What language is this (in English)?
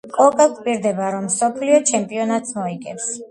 Georgian